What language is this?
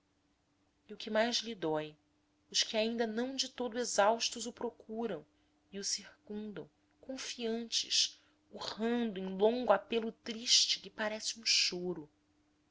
Portuguese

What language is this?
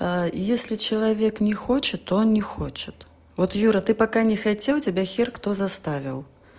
Russian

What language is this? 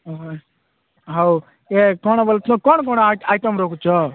Odia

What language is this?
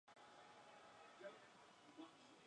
Spanish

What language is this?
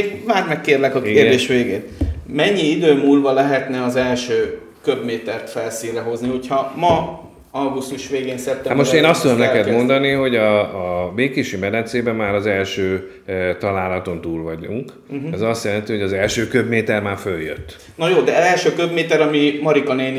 Hungarian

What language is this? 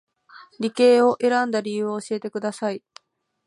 Japanese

